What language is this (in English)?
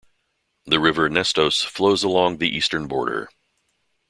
English